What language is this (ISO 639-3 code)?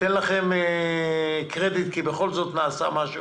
heb